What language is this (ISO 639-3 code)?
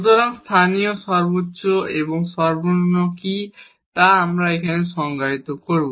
ben